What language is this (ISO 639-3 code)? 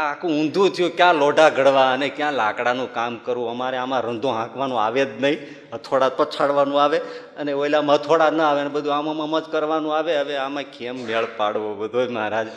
guj